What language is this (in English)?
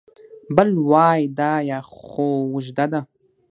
Pashto